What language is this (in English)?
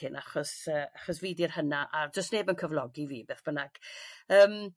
Welsh